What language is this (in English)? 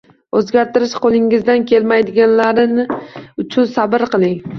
Uzbek